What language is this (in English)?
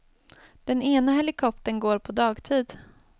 Swedish